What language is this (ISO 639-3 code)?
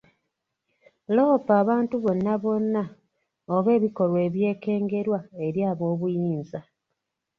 lug